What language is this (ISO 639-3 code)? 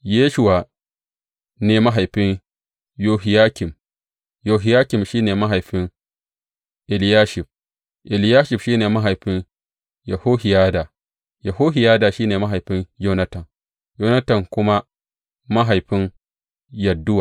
hau